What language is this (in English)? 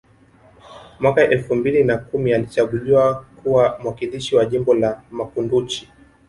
Swahili